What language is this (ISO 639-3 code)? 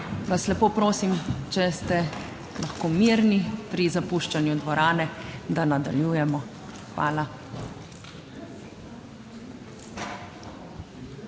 slv